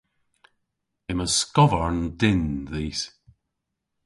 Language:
Cornish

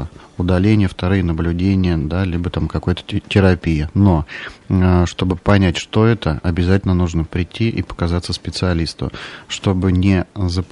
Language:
Russian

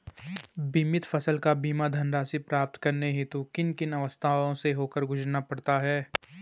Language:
Hindi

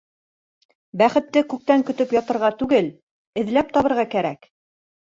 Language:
Bashkir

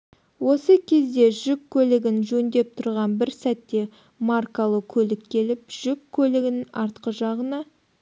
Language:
Kazakh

